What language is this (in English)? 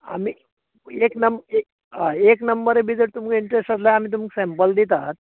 Konkani